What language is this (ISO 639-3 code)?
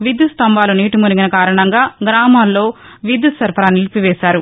tel